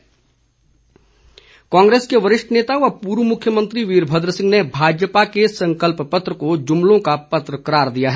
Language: Hindi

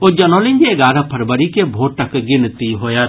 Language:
Maithili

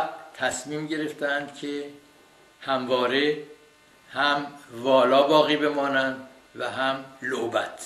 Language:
Persian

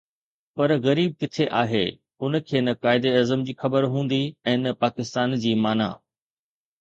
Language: Sindhi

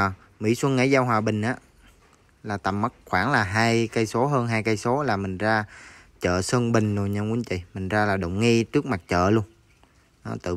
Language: Vietnamese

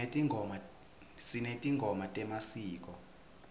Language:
Swati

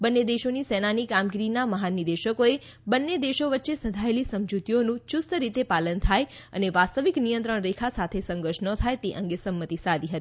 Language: Gujarati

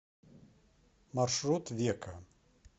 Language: Russian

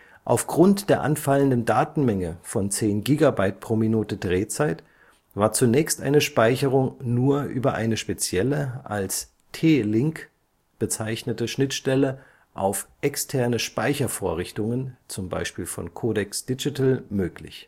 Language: German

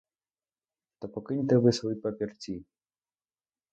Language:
Ukrainian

